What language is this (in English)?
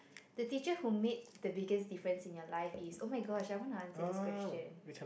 English